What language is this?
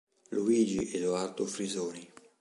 Italian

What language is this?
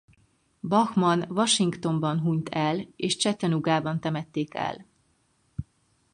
Hungarian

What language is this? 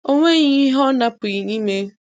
Igbo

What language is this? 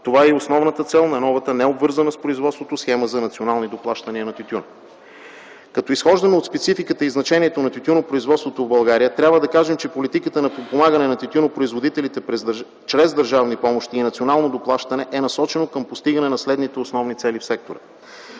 Bulgarian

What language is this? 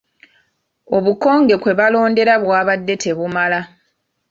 Ganda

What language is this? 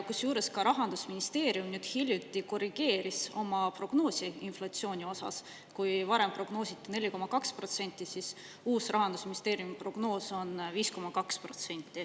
Estonian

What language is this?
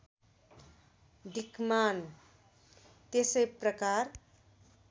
Nepali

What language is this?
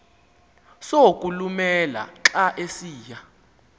Xhosa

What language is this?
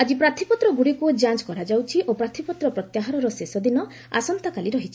Odia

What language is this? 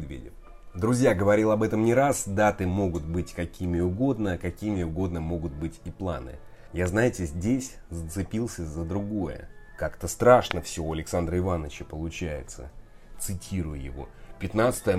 Russian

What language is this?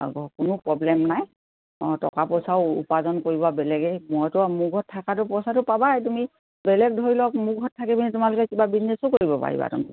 Assamese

